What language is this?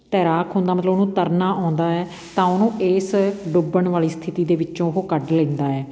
Punjabi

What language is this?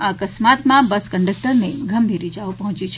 Gujarati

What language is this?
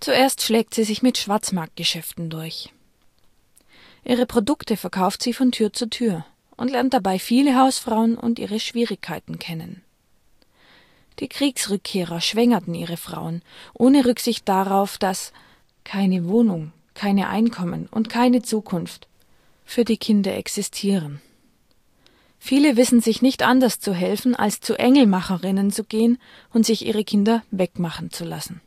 German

